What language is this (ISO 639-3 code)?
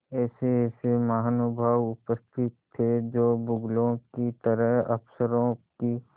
hin